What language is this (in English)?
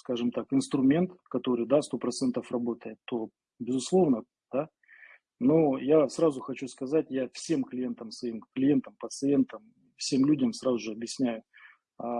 Russian